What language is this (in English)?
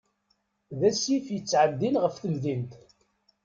Kabyle